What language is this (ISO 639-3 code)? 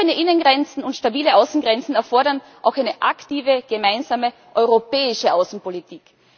deu